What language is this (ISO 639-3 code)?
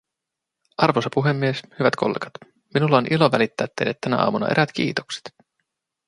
fin